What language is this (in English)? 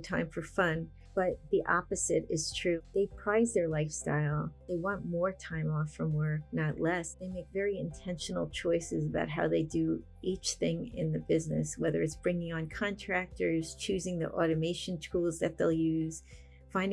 English